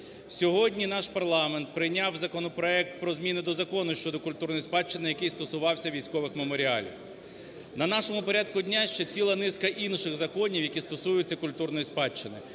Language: Ukrainian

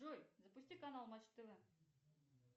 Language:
Russian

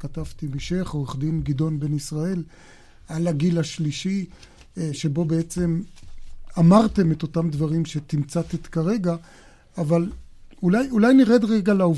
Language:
Hebrew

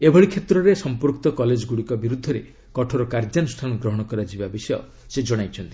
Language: Odia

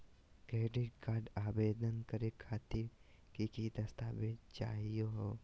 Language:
Magahi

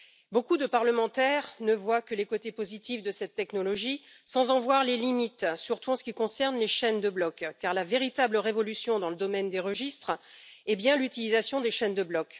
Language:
French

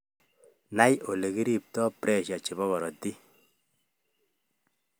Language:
Kalenjin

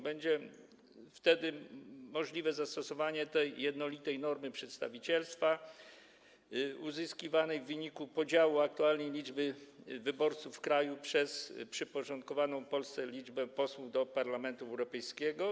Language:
Polish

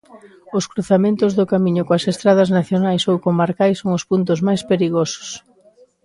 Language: Galician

